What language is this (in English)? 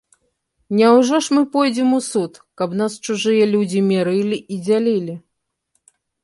Belarusian